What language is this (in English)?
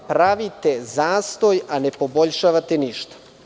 Serbian